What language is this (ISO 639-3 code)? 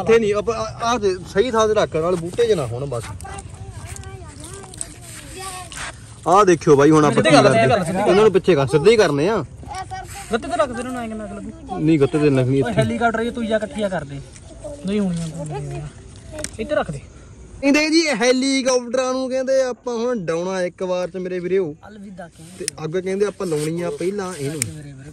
hin